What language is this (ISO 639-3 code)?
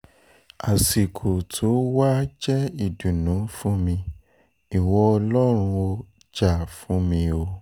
yor